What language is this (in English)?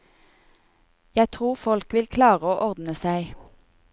Norwegian